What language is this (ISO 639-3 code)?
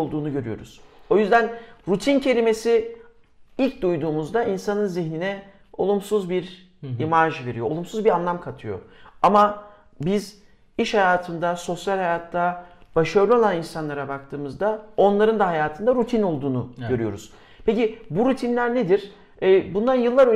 tur